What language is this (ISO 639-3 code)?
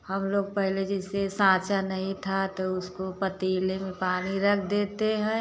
hin